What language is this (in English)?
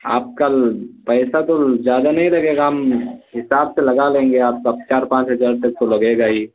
Urdu